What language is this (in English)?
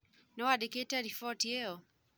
Kikuyu